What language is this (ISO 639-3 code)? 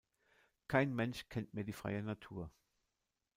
deu